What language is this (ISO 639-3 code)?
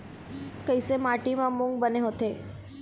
hne